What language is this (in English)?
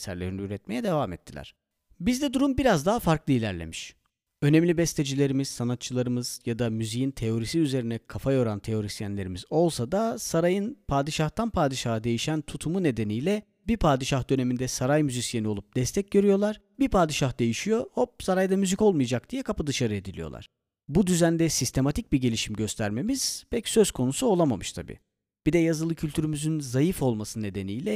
Turkish